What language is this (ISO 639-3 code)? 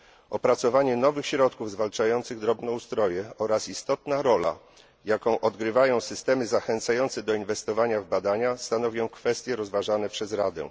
pol